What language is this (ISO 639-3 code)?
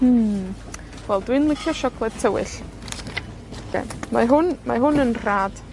cym